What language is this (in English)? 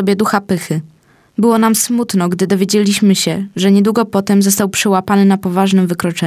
Polish